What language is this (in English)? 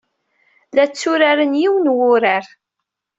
Kabyle